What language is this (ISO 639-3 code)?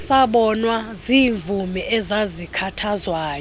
xho